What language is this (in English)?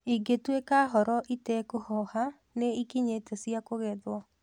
Kikuyu